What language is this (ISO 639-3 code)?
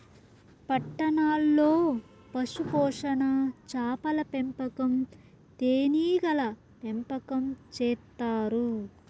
tel